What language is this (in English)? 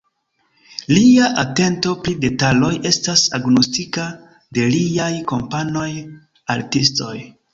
Esperanto